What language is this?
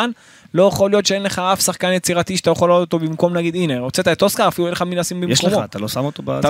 Hebrew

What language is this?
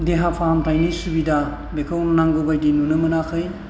Bodo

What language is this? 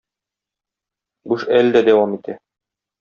Tatar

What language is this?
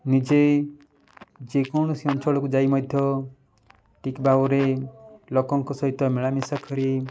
Odia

